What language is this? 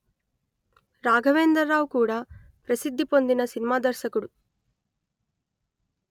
Telugu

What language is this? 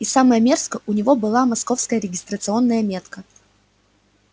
Russian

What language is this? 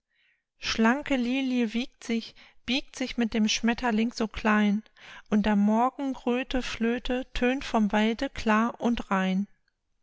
German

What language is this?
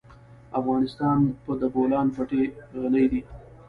Pashto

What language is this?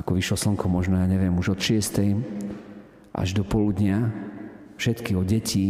Slovak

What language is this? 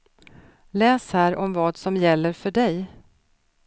Swedish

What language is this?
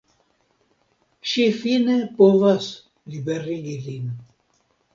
Esperanto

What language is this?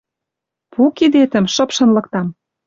Western Mari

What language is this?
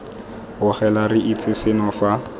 Tswana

